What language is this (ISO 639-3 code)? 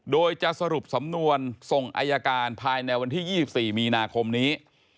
tha